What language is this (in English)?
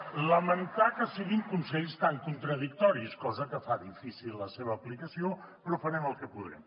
Catalan